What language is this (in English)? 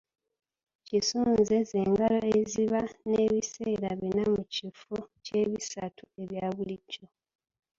Ganda